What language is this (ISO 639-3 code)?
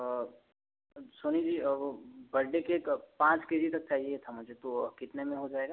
hin